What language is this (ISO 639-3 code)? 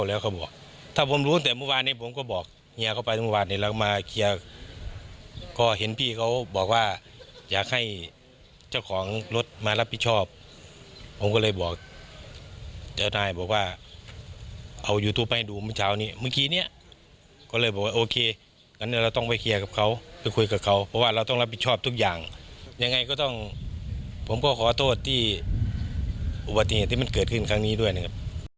tha